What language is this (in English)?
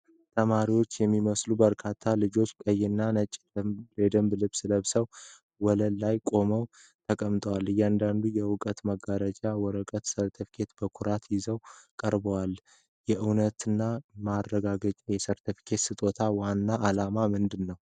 Amharic